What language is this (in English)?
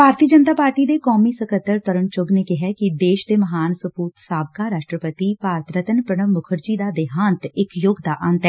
Punjabi